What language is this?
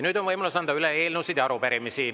Estonian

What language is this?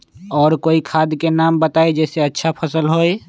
Magahi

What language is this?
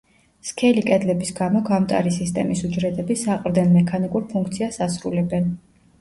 Georgian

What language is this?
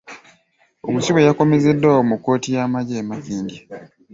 Ganda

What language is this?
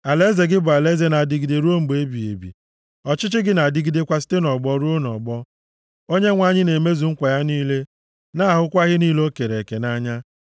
Igbo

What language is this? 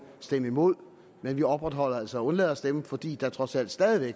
Danish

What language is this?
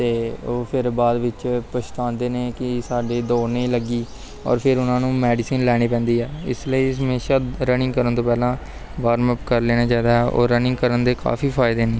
Punjabi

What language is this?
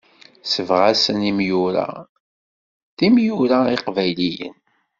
Kabyle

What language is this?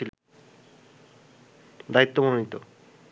Bangla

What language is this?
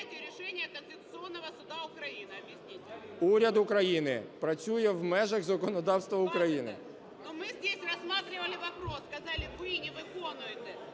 Ukrainian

